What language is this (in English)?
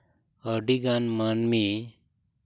Santali